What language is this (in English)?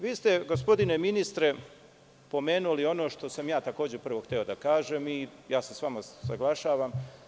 Serbian